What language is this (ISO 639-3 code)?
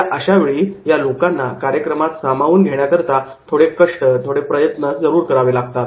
mar